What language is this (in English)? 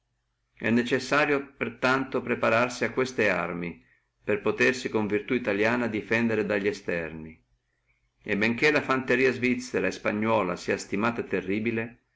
Italian